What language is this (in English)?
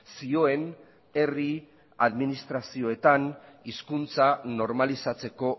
Basque